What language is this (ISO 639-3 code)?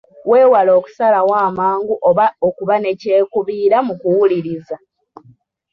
lug